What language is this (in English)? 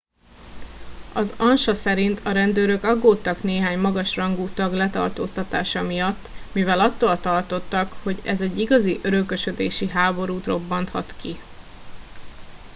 Hungarian